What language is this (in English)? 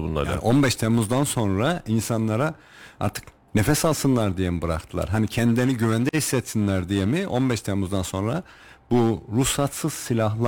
Turkish